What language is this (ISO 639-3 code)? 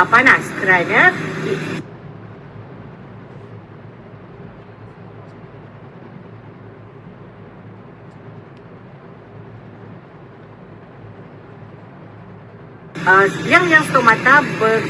msa